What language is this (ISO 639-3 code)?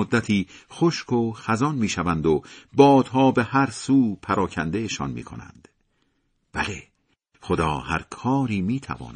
fas